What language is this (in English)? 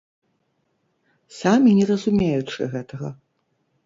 Belarusian